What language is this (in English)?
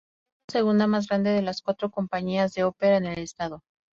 Spanish